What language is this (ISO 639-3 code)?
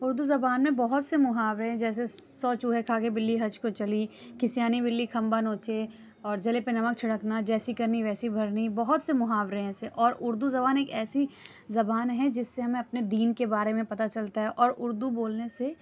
urd